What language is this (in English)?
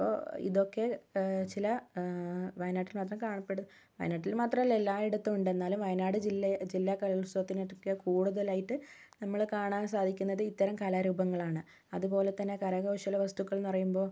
Malayalam